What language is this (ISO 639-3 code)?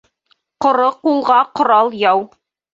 bak